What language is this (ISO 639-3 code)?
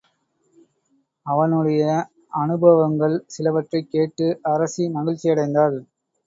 tam